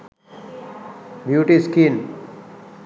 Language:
Sinhala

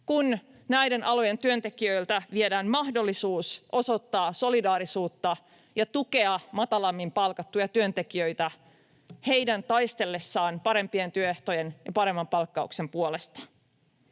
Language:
Finnish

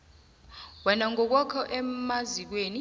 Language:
South Ndebele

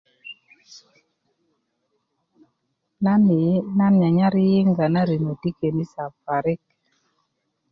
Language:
Kuku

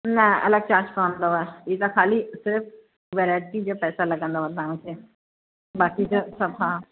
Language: Sindhi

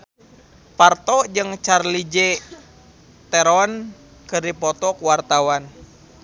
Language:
Sundanese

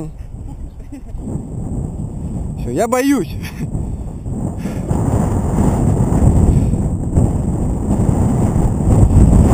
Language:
Russian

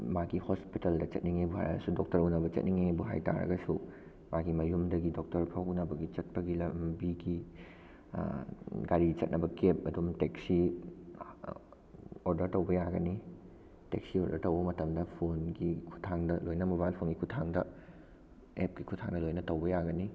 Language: Manipuri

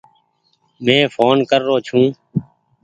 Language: Goaria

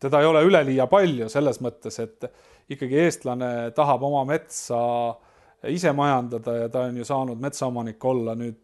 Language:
Finnish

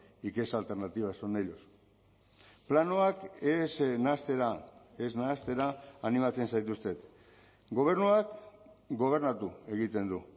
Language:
Basque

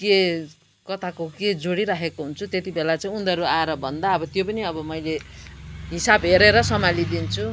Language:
Nepali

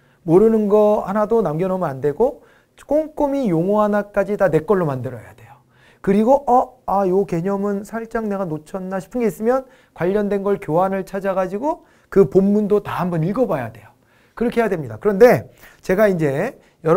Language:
Korean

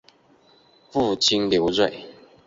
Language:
Chinese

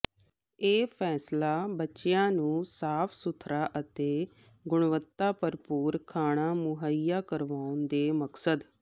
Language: Punjabi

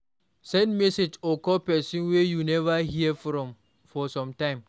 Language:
Nigerian Pidgin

